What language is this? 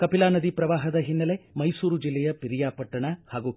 Kannada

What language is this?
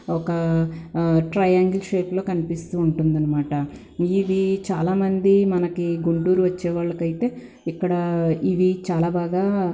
Telugu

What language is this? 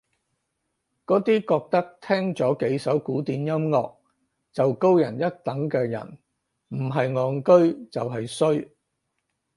Cantonese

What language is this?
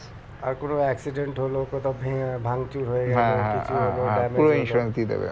Bangla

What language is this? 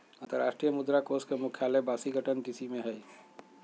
Magahi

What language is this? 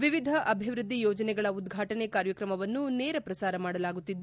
Kannada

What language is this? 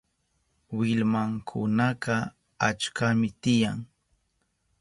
Southern Pastaza Quechua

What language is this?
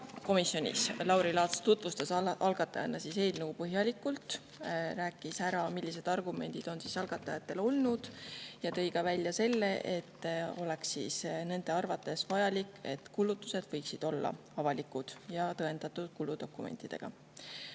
Estonian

